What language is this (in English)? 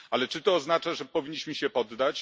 Polish